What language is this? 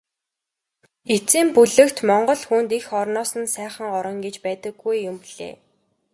Mongolian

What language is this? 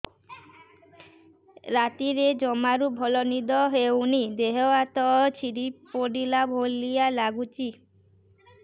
Odia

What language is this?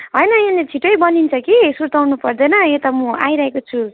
Nepali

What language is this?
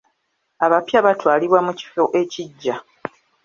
Ganda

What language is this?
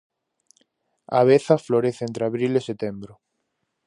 Galician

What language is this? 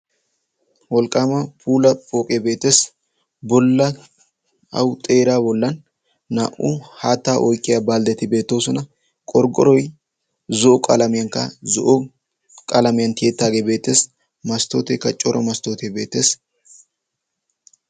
Wolaytta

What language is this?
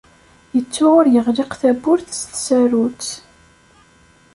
Kabyle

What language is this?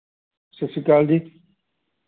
Punjabi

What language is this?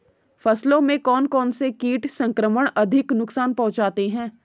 Hindi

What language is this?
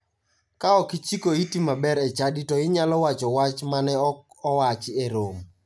Luo (Kenya and Tanzania)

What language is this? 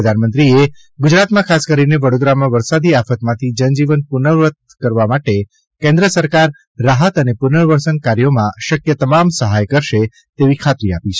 Gujarati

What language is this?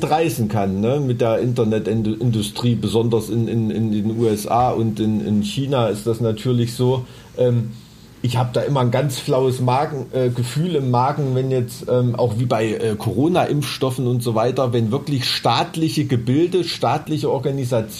German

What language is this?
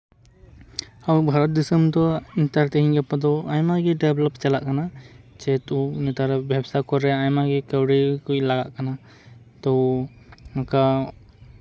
Santali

